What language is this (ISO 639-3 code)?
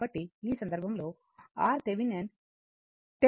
tel